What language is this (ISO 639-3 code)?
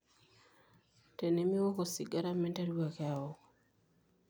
mas